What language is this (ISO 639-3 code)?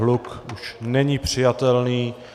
ces